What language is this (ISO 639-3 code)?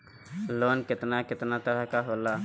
bho